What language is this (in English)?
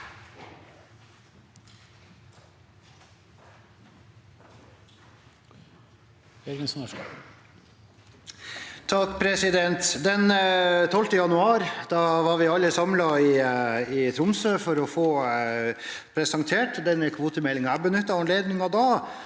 Norwegian